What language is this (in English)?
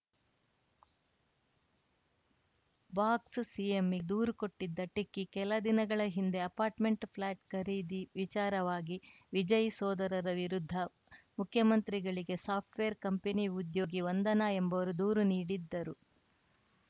Kannada